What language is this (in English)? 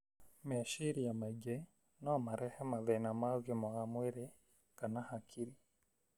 Kikuyu